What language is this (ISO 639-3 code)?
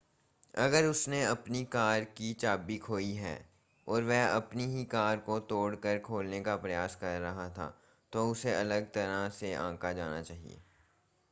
hin